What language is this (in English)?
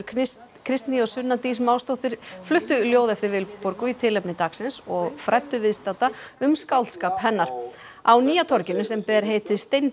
Icelandic